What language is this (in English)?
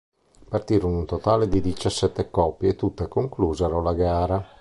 Italian